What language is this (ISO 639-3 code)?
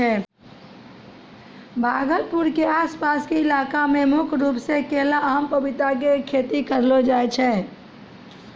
mai